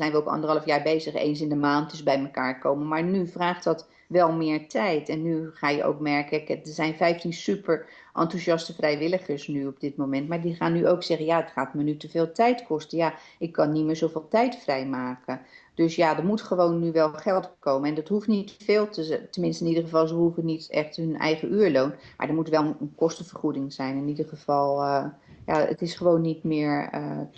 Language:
Dutch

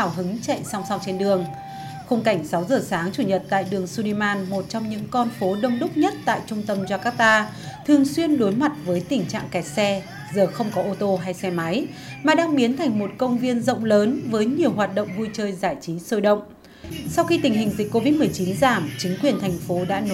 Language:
Vietnamese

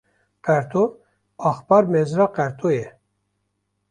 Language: Kurdish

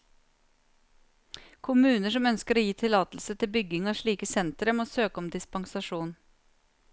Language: Norwegian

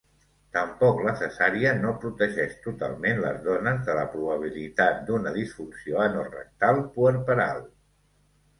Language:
Catalan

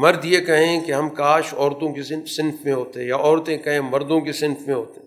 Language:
Urdu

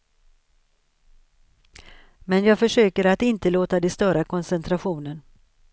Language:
Swedish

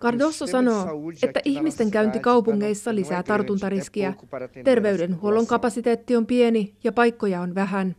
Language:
Finnish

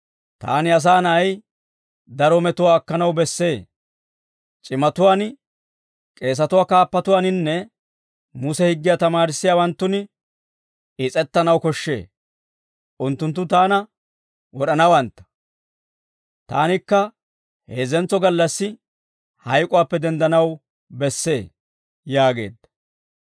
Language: Dawro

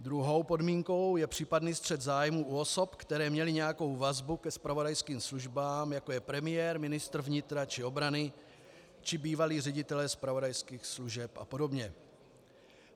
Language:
Czech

